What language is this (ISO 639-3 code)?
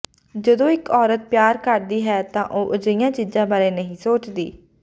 pan